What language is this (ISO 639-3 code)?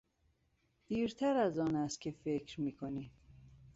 fas